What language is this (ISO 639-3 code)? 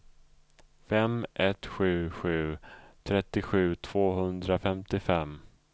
swe